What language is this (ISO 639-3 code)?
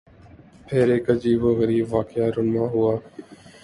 urd